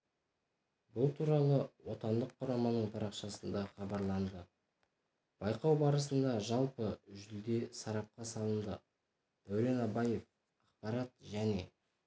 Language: Kazakh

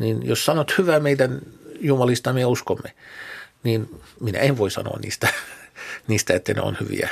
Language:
Finnish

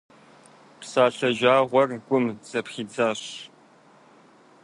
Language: Kabardian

